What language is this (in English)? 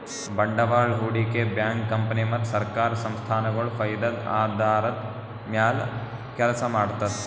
Kannada